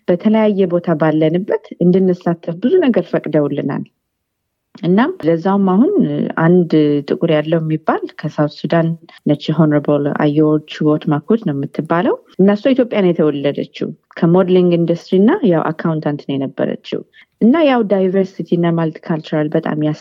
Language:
Amharic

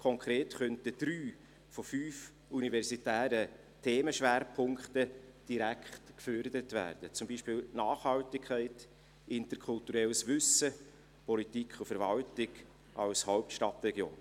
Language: Swiss German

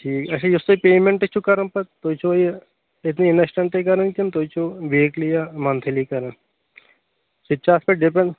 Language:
Kashmiri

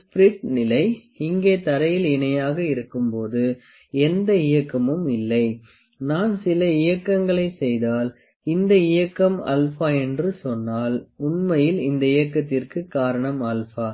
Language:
Tamil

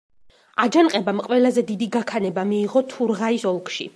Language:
Georgian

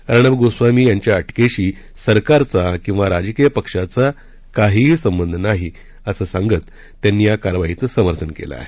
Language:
Marathi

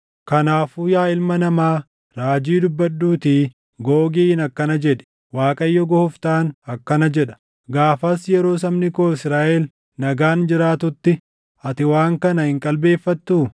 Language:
Oromo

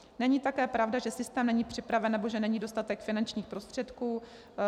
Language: Czech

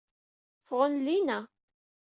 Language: Kabyle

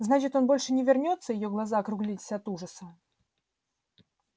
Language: Russian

